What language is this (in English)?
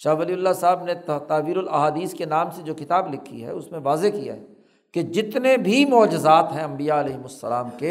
Urdu